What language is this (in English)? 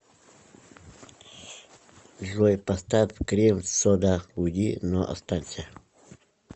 Russian